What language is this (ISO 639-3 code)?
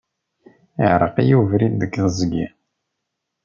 kab